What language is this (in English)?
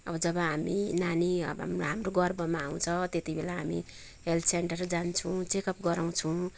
Nepali